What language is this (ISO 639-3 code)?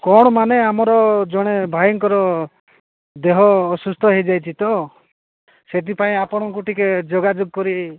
ori